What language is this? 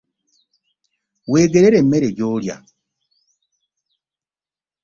Ganda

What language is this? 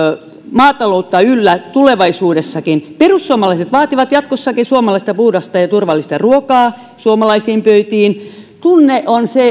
Finnish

